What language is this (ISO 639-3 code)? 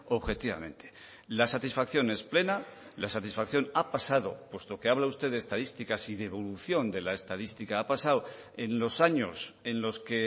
spa